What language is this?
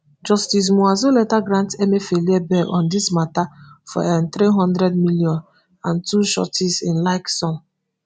Nigerian Pidgin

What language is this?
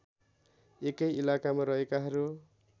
Nepali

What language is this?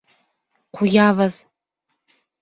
Bashkir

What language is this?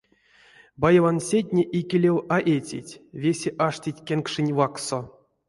Erzya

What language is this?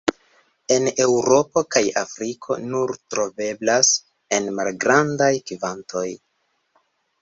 Esperanto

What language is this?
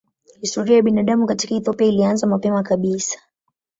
Swahili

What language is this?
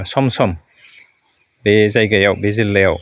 Bodo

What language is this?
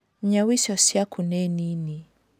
Kikuyu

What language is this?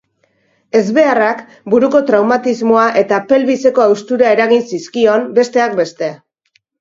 Basque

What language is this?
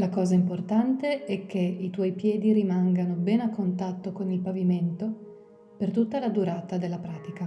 Italian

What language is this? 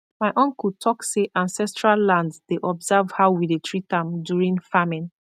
Nigerian Pidgin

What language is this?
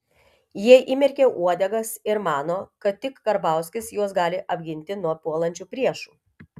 Lithuanian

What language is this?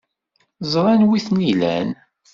Kabyle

